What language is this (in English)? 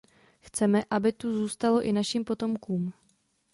Czech